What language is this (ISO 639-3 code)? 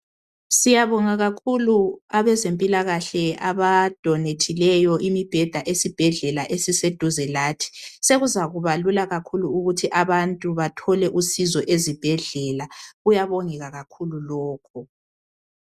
nde